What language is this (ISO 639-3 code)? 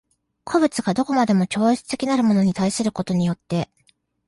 jpn